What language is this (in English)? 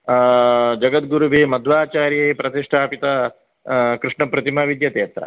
Sanskrit